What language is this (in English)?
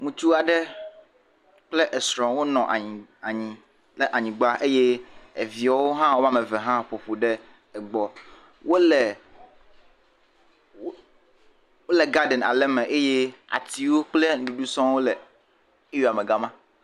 Ewe